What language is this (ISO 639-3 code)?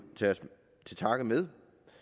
dan